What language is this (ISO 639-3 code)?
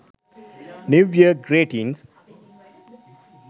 sin